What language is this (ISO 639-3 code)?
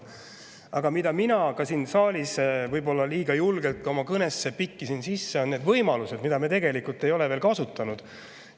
est